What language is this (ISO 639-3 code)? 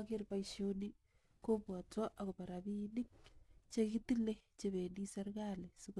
kln